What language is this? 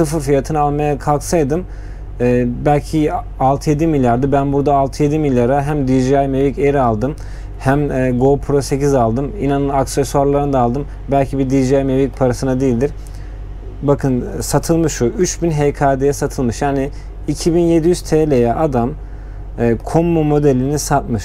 Turkish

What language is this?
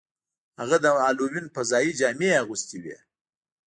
Pashto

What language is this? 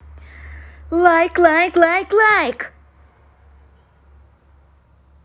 Russian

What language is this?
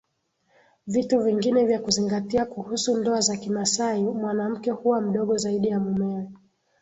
Swahili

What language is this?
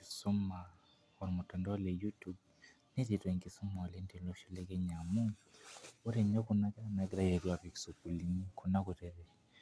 Masai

